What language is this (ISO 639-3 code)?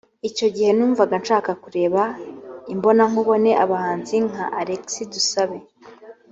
kin